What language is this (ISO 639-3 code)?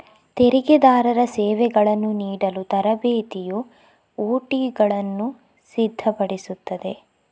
kan